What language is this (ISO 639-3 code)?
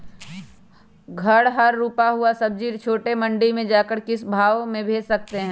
mag